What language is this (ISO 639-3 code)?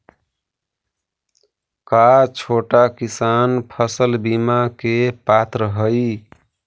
mag